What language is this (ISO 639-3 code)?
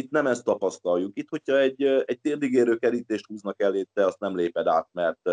hun